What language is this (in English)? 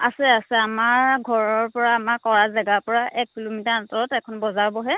Assamese